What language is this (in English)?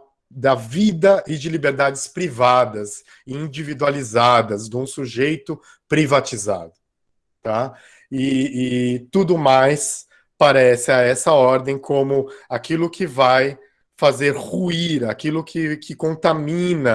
Portuguese